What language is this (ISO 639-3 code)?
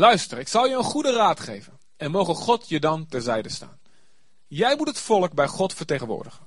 nld